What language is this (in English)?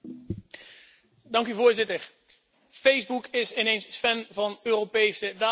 Dutch